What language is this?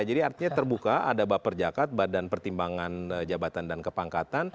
Indonesian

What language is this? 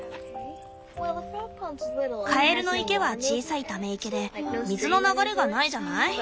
Japanese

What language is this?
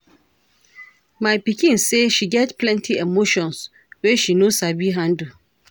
Nigerian Pidgin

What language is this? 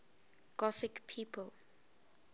English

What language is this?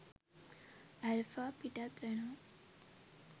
Sinhala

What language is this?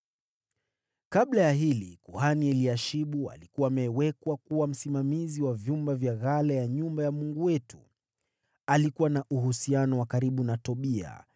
Swahili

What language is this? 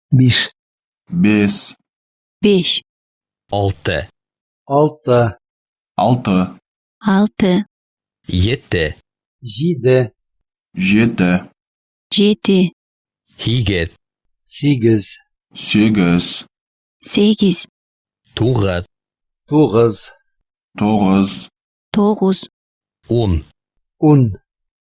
Turkish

